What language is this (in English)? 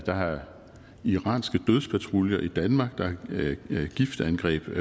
Danish